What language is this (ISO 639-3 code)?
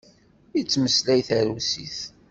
kab